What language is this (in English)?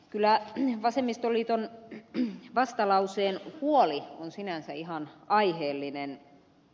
Finnish